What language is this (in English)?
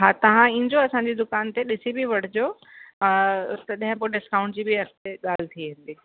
Sindhi